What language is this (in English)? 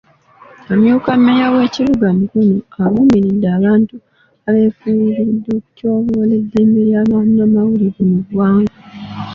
Ganda